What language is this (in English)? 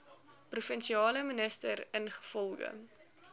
Afrikaans